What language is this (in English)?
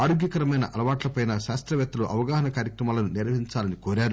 Telugu